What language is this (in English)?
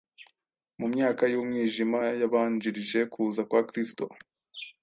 Kinyarwanda